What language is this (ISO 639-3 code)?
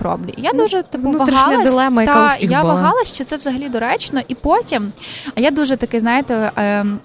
ukr